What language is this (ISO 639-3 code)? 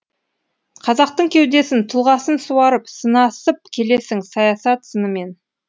kaz